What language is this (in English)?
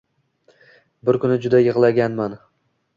Uzbek